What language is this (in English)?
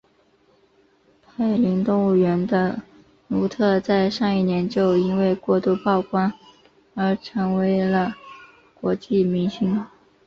Chinese